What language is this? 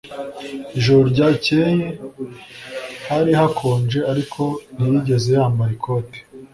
Kinyarwanda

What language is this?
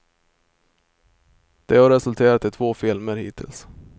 Swedish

